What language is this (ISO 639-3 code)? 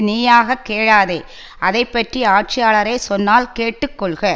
tam